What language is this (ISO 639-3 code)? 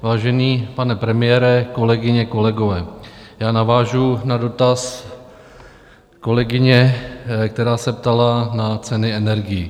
ces